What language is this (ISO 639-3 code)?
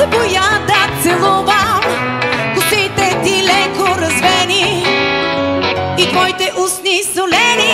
ron